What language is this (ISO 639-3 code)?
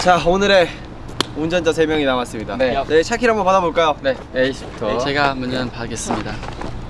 kor